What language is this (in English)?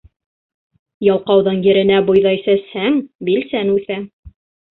Bashkir